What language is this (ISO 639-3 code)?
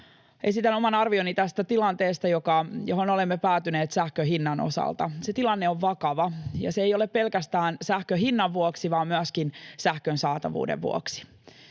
fin